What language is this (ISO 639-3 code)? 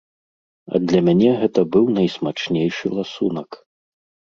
bel